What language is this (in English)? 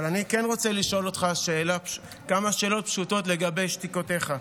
Hebrew